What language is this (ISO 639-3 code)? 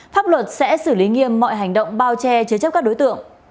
vie